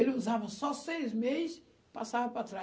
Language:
Portuguese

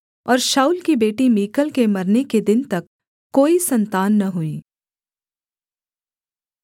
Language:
Hindi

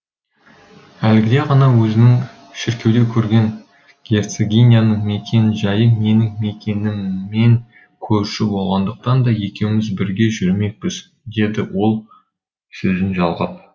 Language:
Kazakh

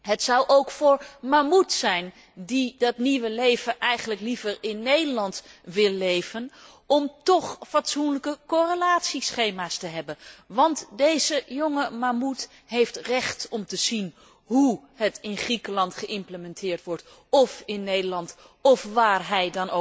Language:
Dutch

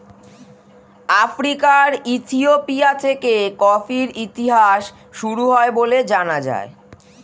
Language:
Bangla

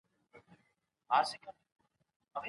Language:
Pashto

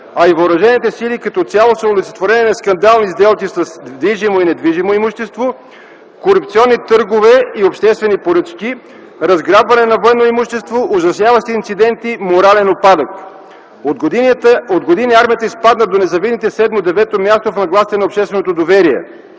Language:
Bulgarian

